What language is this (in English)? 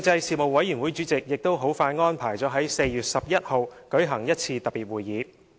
Cantonese